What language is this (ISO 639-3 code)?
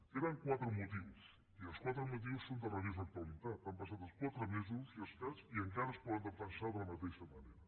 cat